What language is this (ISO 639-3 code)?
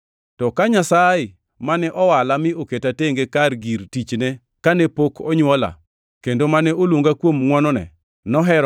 luo